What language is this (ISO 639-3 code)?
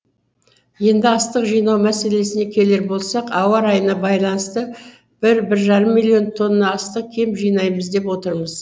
kaz